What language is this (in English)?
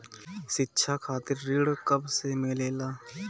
Bhojpuri